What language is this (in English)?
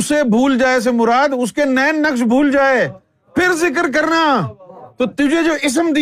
Urdu